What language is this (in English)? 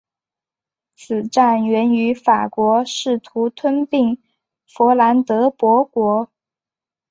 Chinese